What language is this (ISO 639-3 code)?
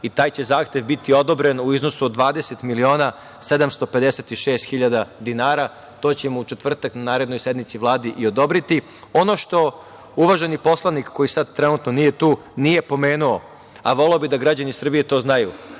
srp